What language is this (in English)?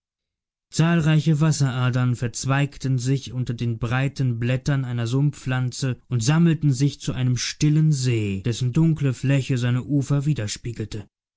German